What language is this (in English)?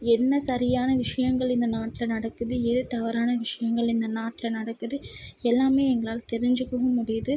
Tamil